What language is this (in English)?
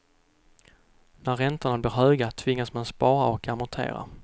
Swedish